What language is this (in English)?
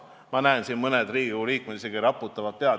Estonian